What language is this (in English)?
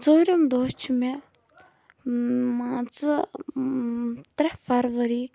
Kashmiri